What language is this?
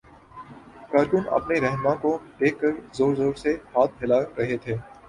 Urdu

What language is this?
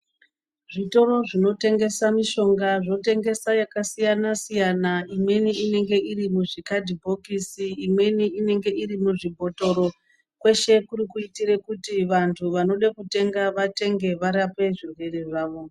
Ndau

